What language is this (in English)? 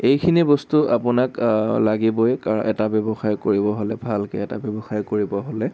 Assamese